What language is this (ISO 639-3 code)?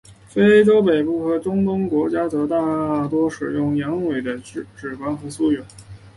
zho